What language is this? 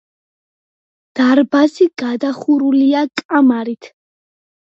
Georgian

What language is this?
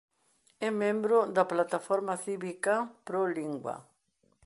Galician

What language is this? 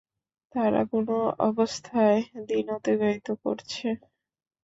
Bangla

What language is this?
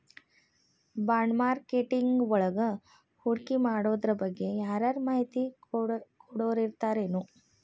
Kannada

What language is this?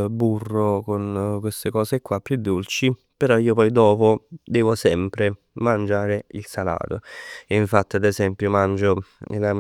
Neapolitan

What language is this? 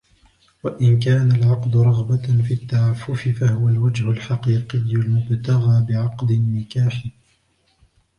Arabic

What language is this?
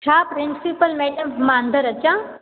Sindhi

